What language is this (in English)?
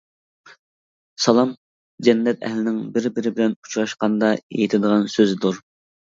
Uyghur